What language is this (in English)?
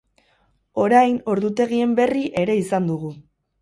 Basque